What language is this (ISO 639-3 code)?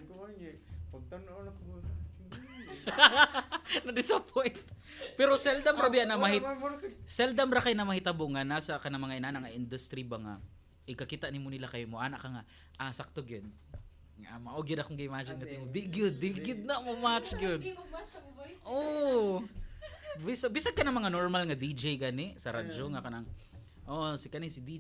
fil